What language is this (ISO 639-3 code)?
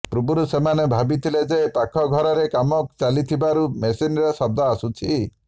ori